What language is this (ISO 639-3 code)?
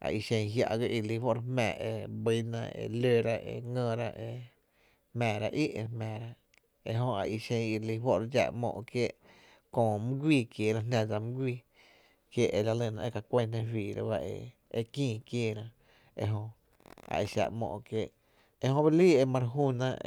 cte